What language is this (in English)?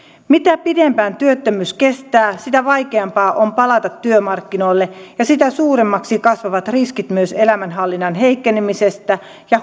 Finnish